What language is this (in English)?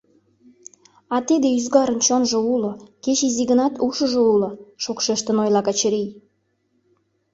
Mari